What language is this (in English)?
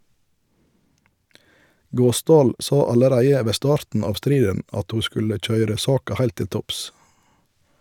Norwegian